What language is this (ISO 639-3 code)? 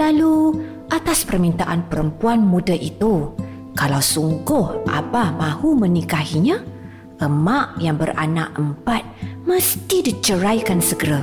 msa